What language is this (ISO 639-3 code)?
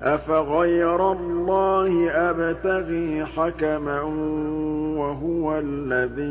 ara